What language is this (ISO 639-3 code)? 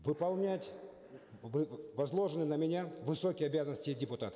kaz